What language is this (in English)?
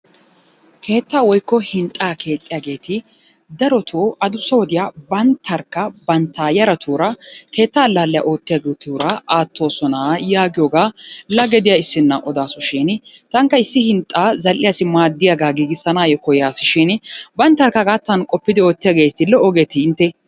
Wolaytta